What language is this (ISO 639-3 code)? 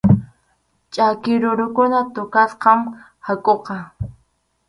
qxu